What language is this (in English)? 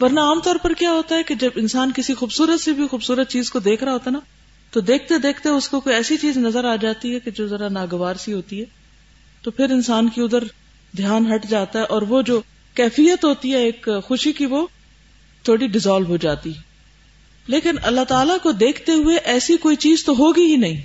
Urdu